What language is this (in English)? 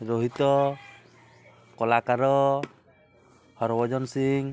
Odia